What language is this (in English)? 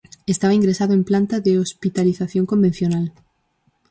Galician